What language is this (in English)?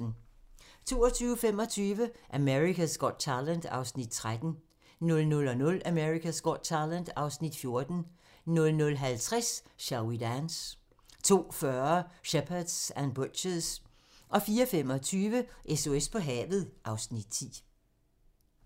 Danish